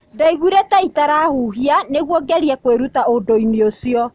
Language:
Kikuyu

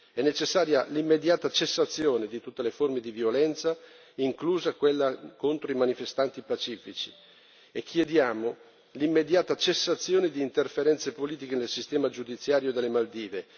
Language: Italian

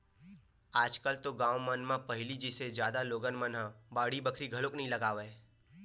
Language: Chhattisgarhi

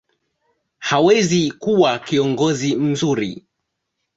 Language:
Swahili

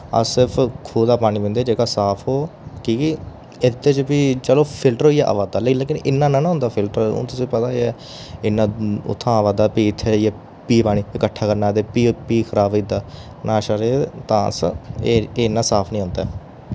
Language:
Dogri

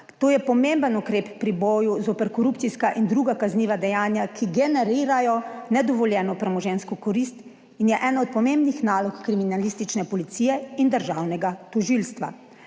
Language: Slovenian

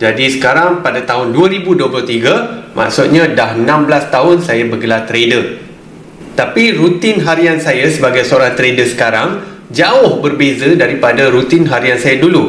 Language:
Malay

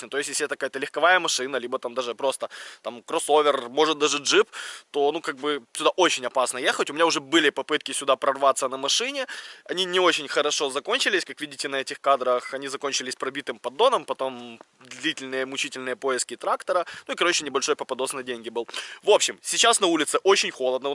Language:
Russian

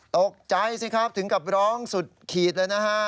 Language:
Thai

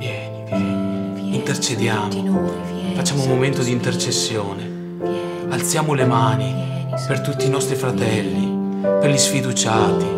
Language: Italian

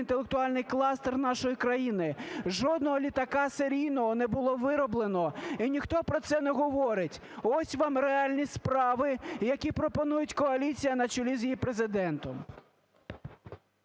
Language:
Ukrainian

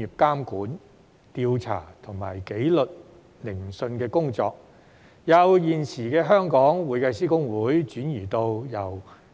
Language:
Cantonese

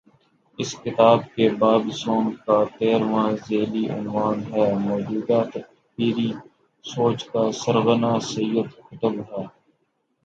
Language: Urdu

